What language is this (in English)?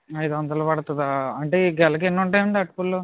Telugu